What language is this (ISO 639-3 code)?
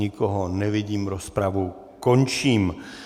ces